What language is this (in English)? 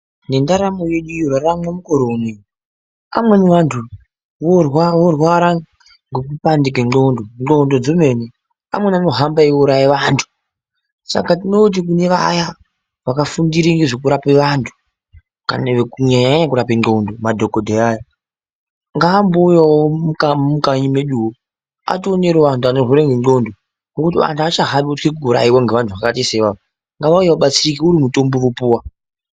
Ndau